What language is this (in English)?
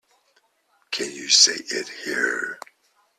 English